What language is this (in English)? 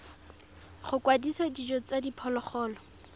Tswana